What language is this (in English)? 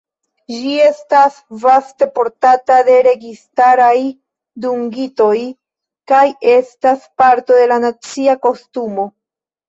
Esperanto